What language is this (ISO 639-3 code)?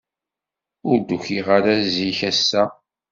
kab